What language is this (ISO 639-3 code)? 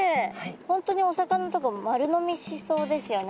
jpn